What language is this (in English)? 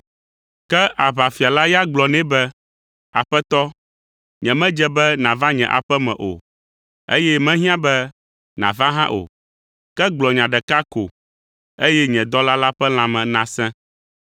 Ewe